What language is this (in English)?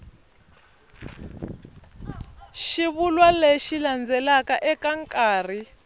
Tsonga